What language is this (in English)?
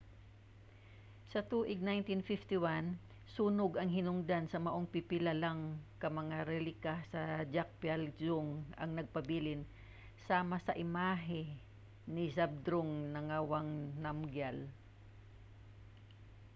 Cebuano